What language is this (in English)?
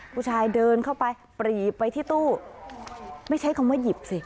Thai